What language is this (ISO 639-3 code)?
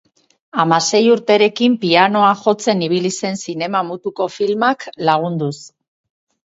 eus